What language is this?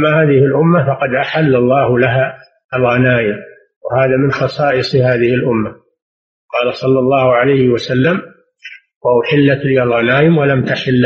Arabic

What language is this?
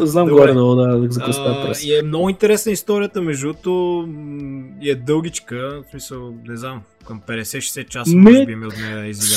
Bulgarian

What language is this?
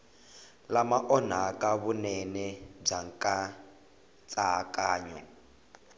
Tsonga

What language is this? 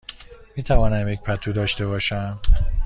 Persian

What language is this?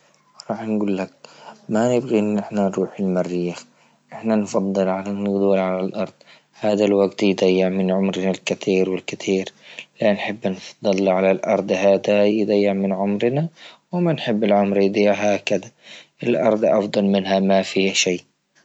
Libyan Arabic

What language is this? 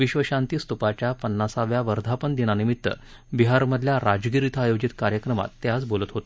Marathi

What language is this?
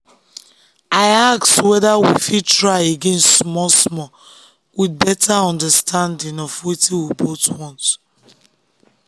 Nigerian Pidgin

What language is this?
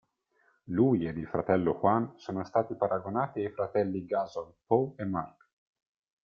Italian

